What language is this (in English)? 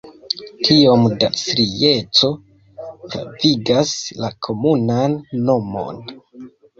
Esperanto